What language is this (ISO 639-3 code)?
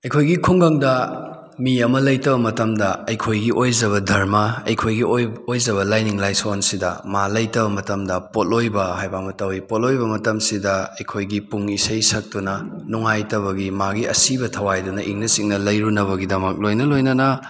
mni